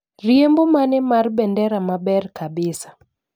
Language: Luo (Kenya and Tanzania)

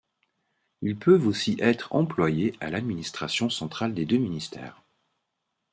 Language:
French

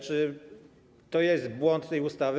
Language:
Polish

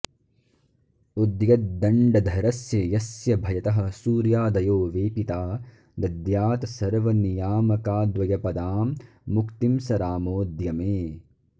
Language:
Sanskrit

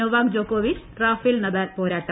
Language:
Malayalam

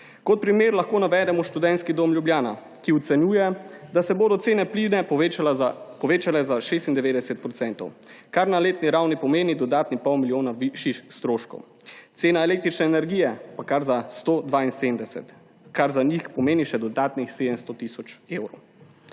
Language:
Slovenian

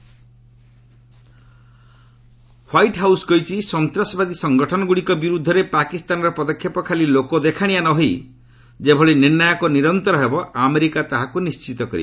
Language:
Odia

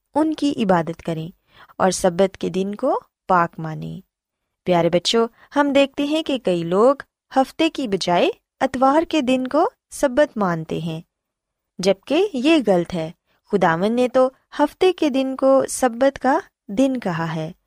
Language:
Urdu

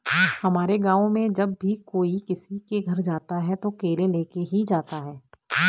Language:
Hindi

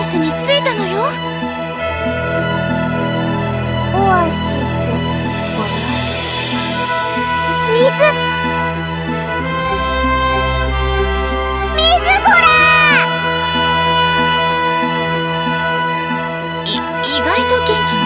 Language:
Japanese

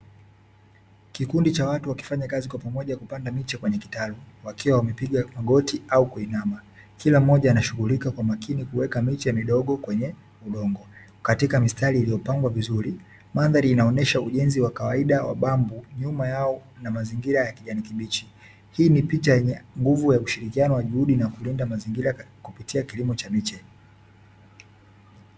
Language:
Swahili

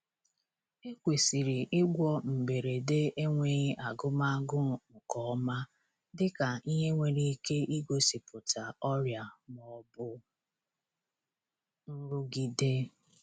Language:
Igbo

